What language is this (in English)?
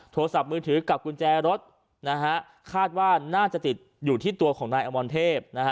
Thai